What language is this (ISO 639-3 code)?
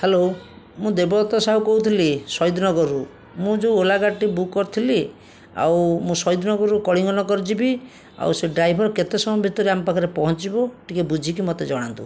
ori